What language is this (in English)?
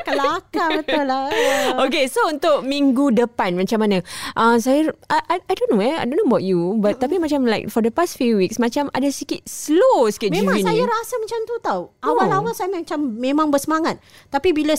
Malay